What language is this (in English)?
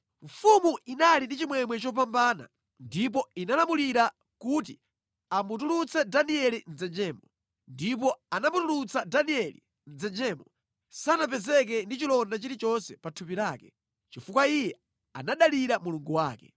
Nyanja